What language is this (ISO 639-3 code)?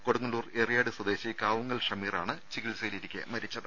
mal